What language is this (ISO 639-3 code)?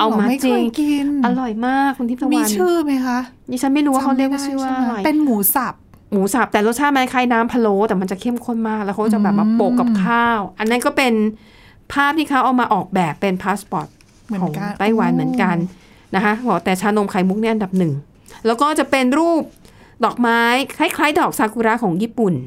tha